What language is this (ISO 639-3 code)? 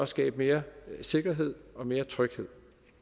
dan